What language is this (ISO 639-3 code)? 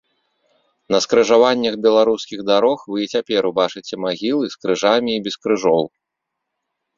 bel